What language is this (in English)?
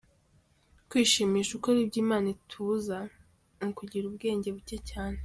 Kinyarwanda